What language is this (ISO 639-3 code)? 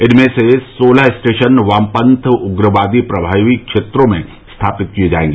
hin